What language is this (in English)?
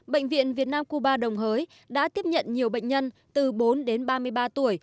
Vietnamese